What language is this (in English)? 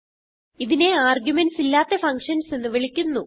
Malayalam